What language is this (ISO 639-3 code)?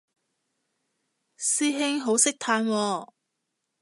yue